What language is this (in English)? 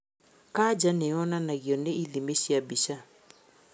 Kikuyu